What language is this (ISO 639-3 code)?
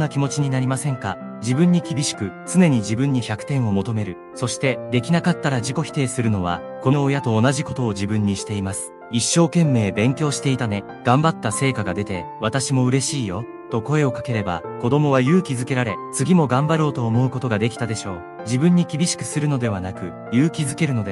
jpn